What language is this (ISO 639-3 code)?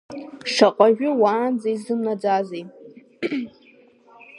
abk